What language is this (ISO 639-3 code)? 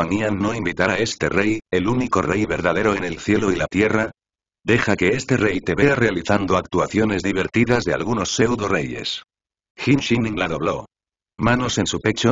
spa